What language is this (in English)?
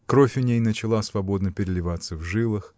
Russian